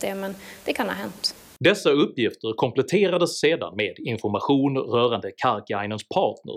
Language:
Swedish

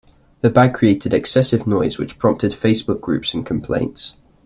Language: English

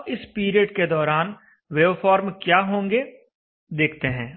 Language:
Hindi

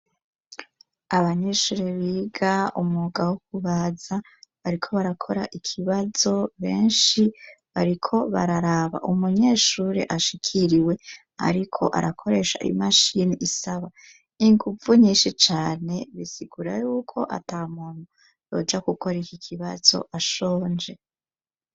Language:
Rundi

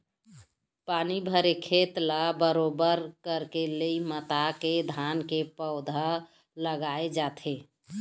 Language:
Chhattisgarhi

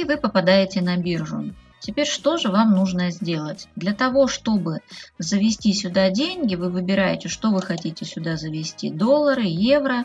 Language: Russian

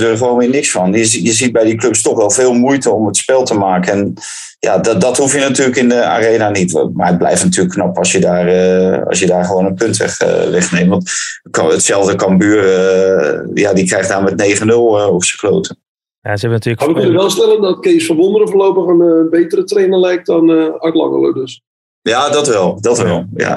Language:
Dutch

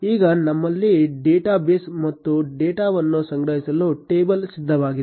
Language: Kannada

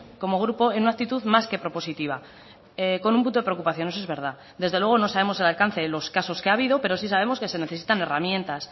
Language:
Spanish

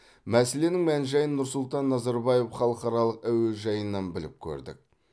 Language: Kazakh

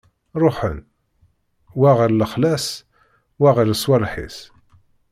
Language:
Kabyle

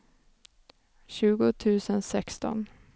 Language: Swedish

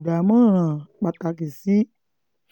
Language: Yoruba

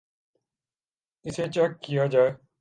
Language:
Urdu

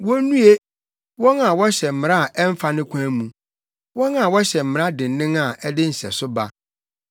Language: Akan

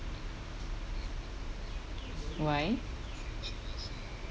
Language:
English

